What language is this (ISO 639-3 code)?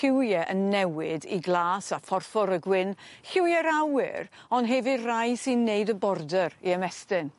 cym